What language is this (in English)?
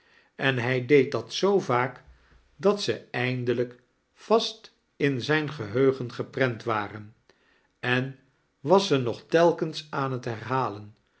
Dutch